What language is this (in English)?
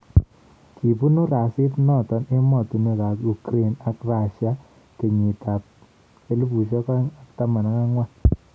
Kalenjin